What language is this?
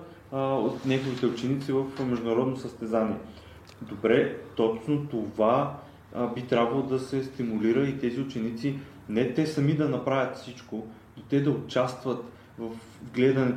Bulgarian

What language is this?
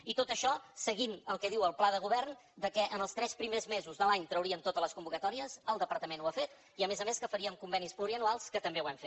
Catalan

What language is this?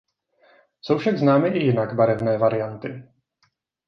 Czech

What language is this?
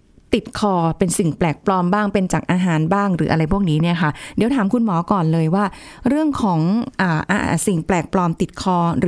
Thai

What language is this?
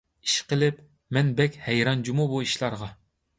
Uyghur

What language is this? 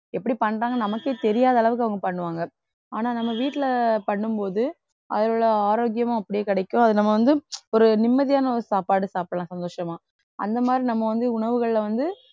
Tamil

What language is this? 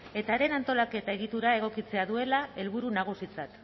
Basque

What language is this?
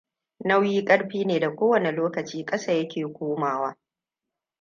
Hausa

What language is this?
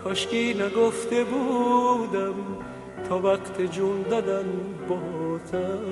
Persian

